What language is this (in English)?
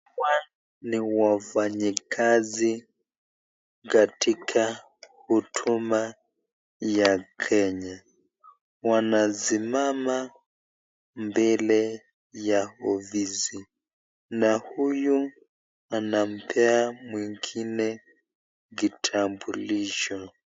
Swahili